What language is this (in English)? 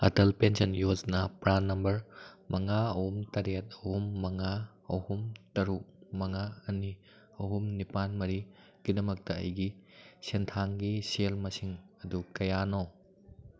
Manipuri